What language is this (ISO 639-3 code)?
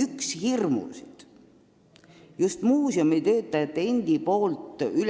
est